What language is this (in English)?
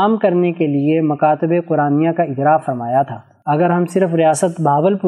Urdu